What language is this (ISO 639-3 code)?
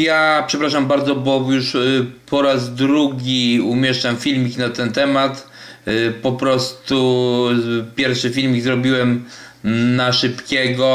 pol